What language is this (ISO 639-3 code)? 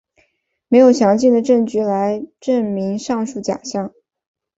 zho